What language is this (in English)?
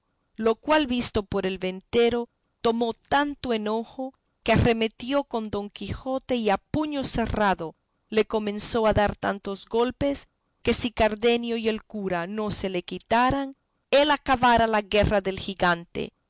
Spanish